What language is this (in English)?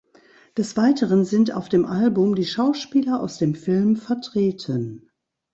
German